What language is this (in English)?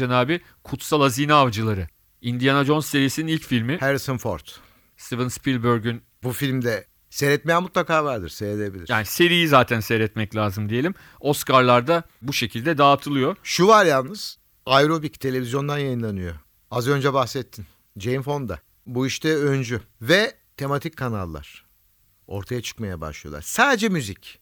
Turkish